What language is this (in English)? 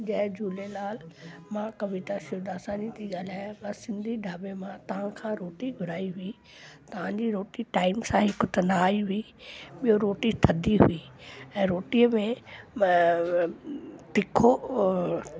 Sindhi